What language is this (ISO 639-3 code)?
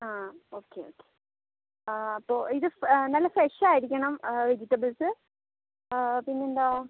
mal